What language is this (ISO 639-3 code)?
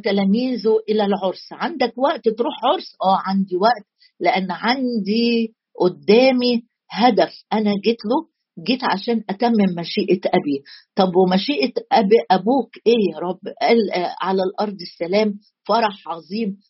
ara